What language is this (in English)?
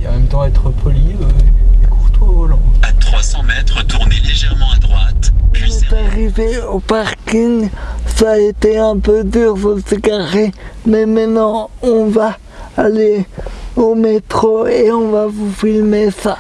French